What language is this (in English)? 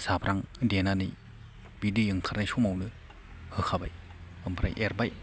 Bodo